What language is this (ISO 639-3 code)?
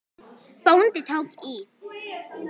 isl